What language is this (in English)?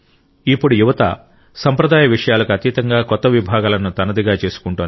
Telugu